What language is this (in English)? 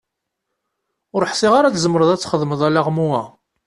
Kabyle